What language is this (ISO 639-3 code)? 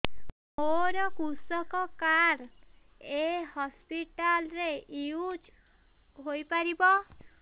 ori